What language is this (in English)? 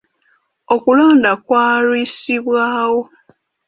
Ganda